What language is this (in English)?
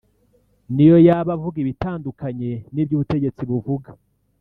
Kinyarwanda